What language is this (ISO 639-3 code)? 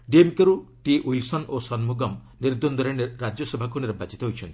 ori